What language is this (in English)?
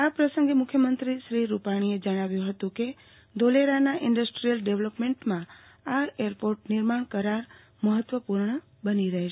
Gujarati